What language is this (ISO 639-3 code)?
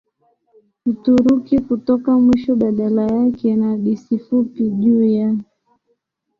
swa